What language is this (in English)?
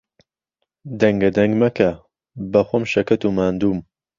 Central Kurdish